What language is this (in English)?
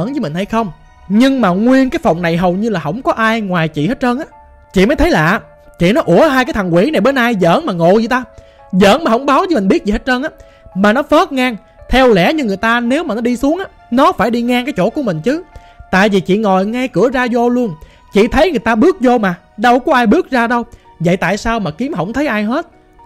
Vietnamese